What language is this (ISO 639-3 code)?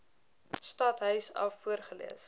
afr